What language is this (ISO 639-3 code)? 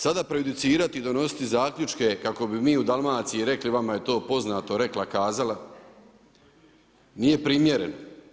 hrv